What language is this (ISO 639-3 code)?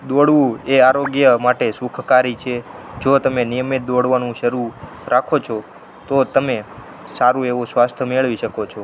guj